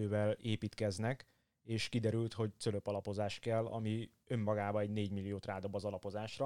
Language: Hungarian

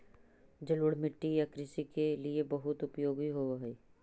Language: Magahi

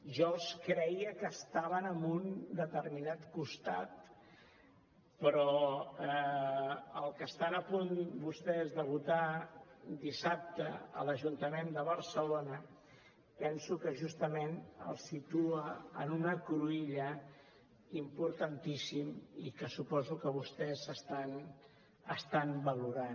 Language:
Catalan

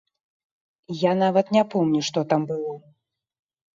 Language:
Belarusian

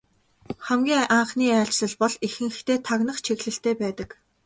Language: Mongolian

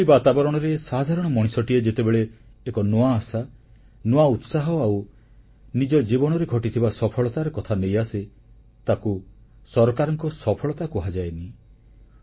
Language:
Odia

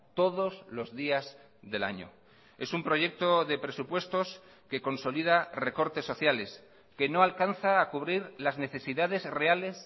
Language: Spanish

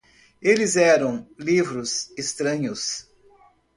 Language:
Portuguese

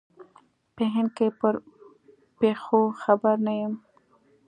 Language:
Pashto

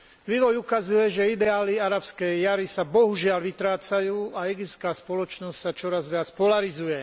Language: Slovak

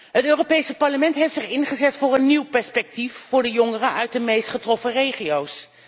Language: Dutch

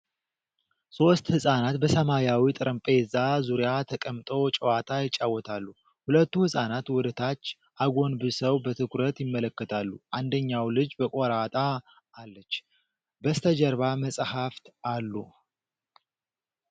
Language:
Amharic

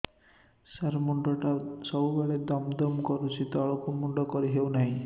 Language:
Odia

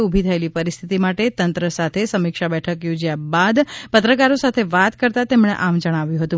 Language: Gujarati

